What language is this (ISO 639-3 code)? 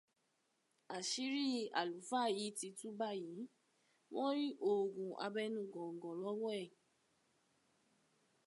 yor